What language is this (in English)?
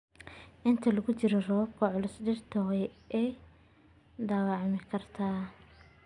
Somali